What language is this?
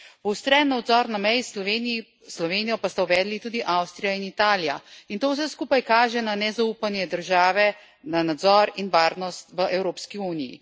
Slovenian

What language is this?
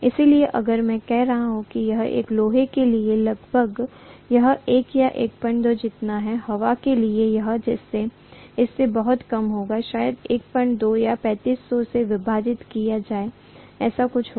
Hindi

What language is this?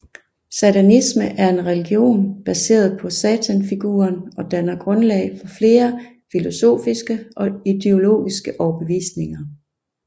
Danish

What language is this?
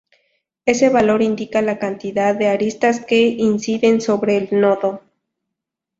Spanish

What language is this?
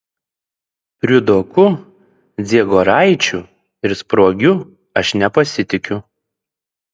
Lithuanian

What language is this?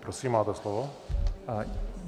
Czech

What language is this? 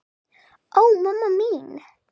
Icelandic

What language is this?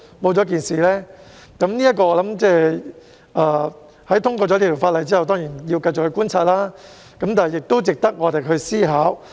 Cantonese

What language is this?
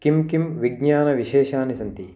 Sanskrit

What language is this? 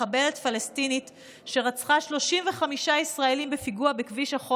Hebrew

